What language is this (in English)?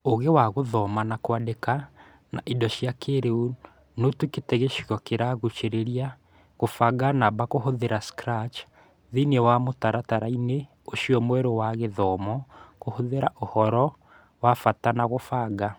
Kikuyu